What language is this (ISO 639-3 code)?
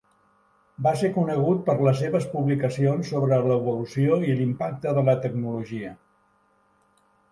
cat